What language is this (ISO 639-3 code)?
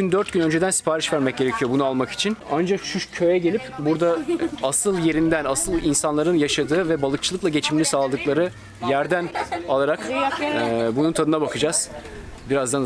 tur